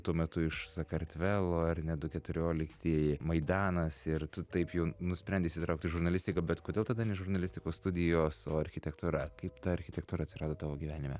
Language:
Lithuanian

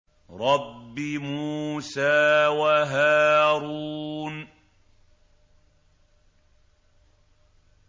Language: Arabic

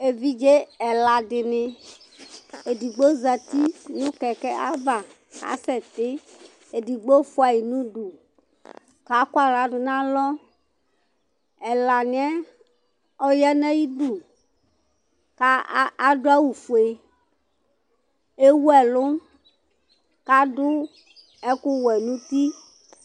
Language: Ikposo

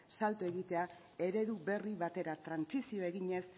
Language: Basque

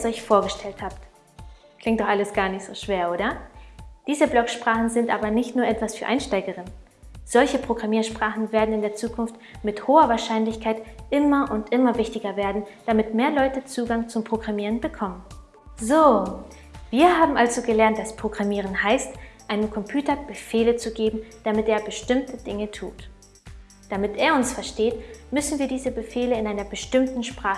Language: German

